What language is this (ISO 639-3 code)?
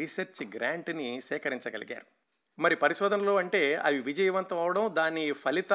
tel